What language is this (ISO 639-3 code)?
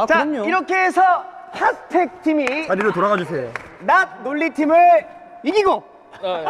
kor